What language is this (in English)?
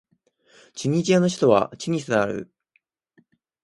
Japanese